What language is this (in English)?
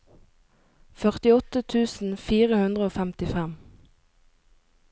Norwegian